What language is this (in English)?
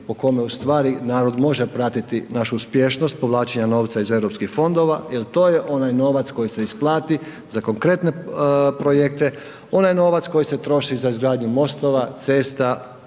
Croatian